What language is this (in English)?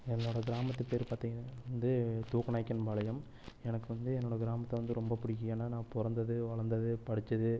Tamil